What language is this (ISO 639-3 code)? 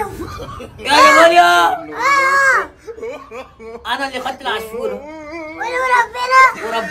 ara